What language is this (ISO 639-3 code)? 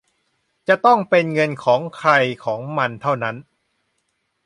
tha